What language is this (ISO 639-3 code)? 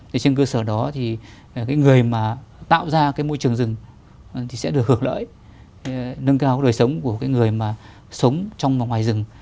vie